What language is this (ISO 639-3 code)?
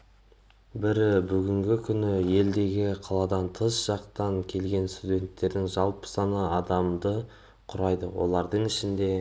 kaz